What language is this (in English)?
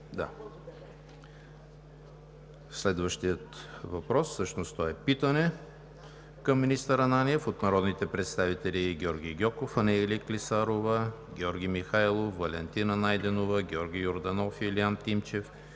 Bulgarian